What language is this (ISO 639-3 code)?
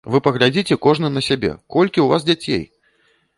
bel